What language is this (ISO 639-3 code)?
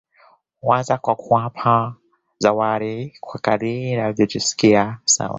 swa